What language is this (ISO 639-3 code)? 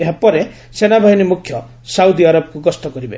ori